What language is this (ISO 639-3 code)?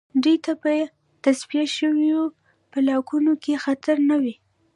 pus